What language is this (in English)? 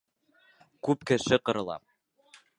Bashkir